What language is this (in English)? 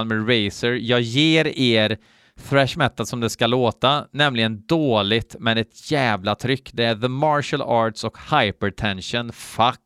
Swedish